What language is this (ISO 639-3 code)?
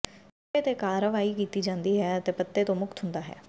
pan